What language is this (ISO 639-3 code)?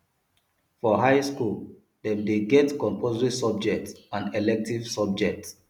pcm